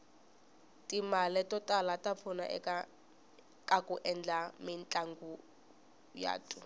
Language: Tsonga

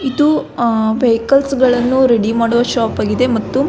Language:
Kannada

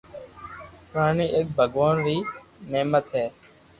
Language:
Loarki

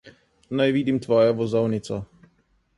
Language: Slovenian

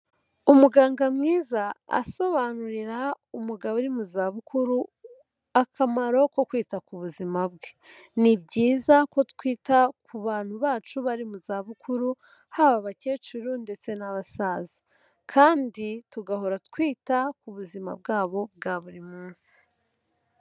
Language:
Kinyarwanda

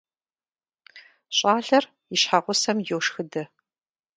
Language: Kabardian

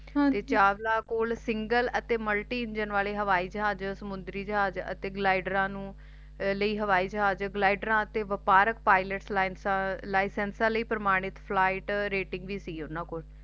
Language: Punjabi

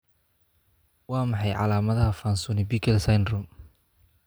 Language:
Somali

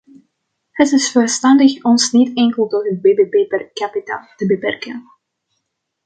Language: Dutch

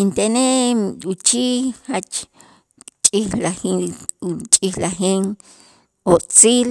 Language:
Itzá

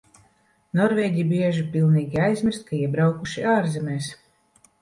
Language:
Latvian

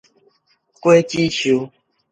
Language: Min Nan Chinese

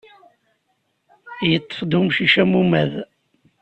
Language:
Kabyle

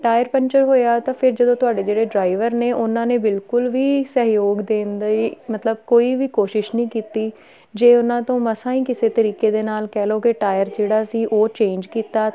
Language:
Punjabi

